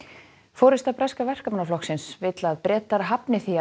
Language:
Icelandic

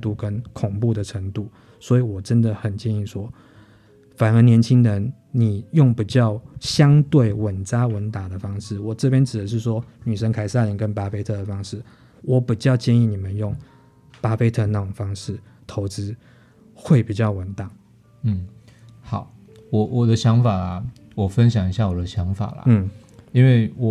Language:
Chinese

